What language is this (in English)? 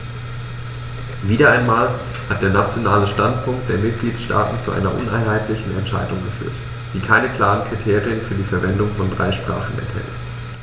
German